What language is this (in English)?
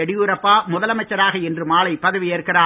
Tamil